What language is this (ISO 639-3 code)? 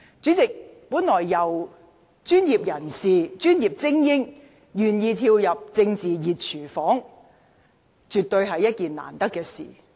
yue